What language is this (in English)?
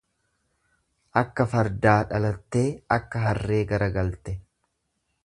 Oromo